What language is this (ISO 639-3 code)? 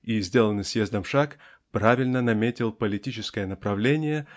rus